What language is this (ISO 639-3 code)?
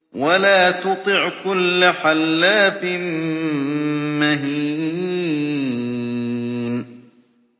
ara